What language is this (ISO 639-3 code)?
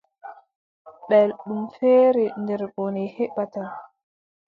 fub